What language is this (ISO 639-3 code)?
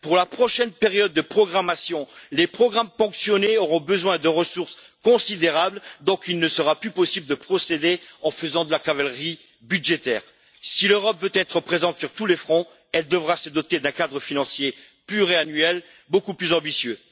fra